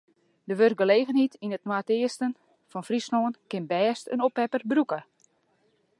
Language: Western Frisian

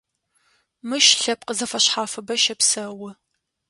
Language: Adyghe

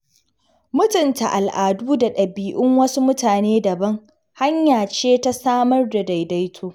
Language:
Hausa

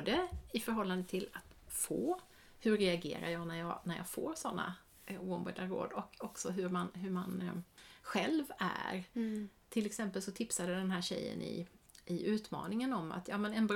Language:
Swedish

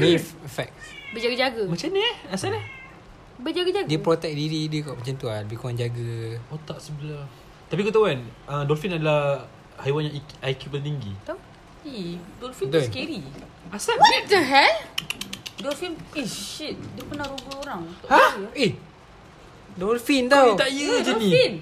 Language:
Malay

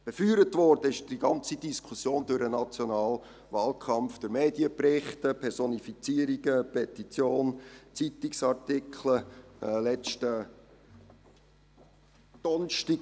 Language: Swiss German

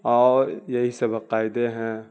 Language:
Urdu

